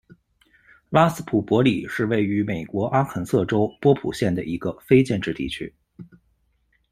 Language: Chinese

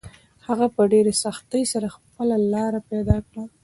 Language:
Pashto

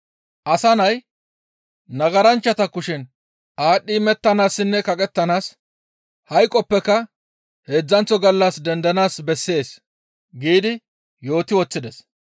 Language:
Gamo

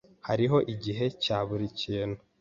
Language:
Kinyarwanda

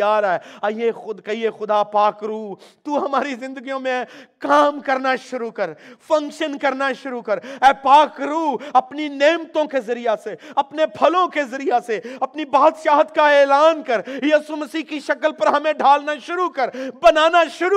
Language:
Urdu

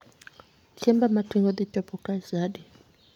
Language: Luo (Kenya and Tanzania)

